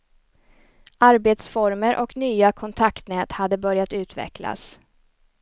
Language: Swedish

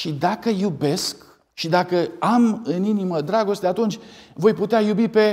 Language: Romanian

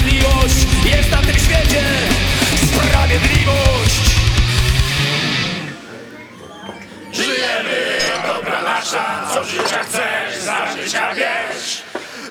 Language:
Polish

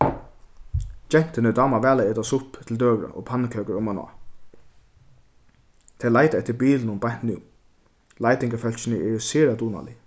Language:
Faroese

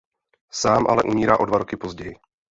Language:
Czech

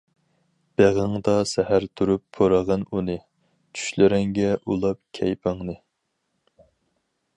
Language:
Uyghur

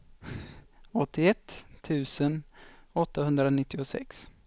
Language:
Swedish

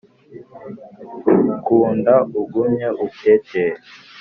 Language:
Kinyarwanda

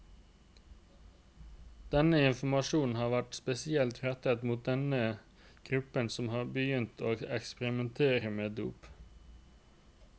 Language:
Norwegian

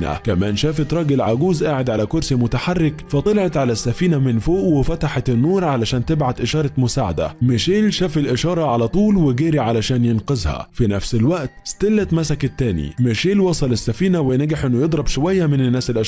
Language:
Arabic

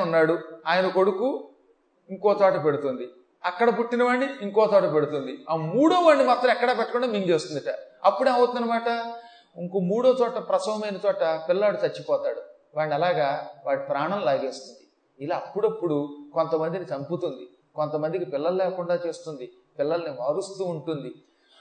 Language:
Telugu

